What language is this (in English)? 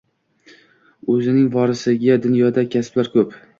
Uzbek